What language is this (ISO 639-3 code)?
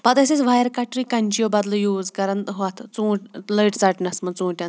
kas